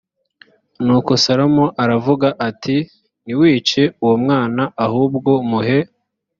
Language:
Kinyarwanda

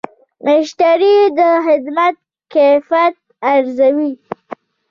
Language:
Pashto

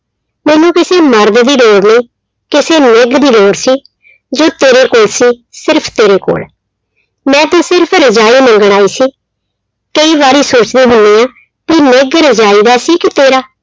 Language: Punjabi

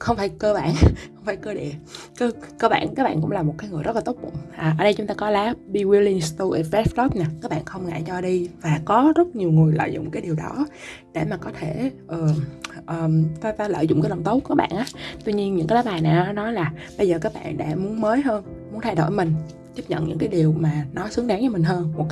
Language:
Vietnamese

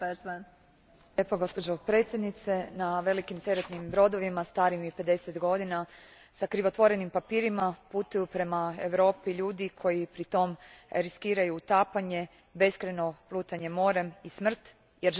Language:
Croatian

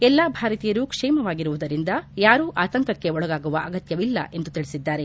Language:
Kannada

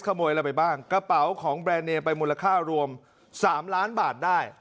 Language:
Thai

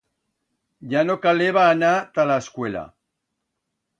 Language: Aragonese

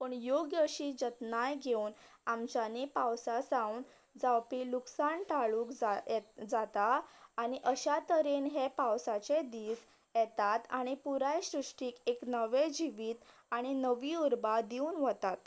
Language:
Konkani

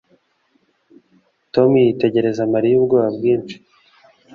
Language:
Kinyarwanda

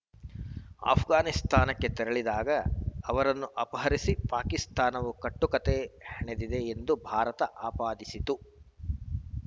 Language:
Kannada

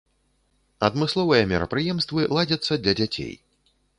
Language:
Belarusian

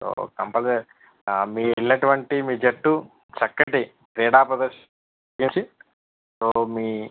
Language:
Telugu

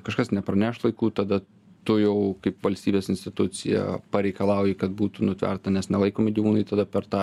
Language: Lithuanian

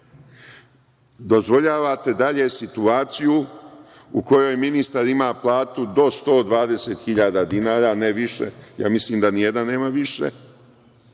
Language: Serbian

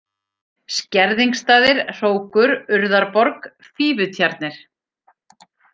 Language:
Icelandic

